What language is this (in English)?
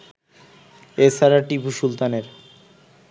Bangla